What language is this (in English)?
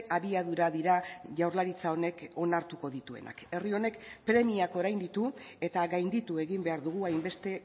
Basque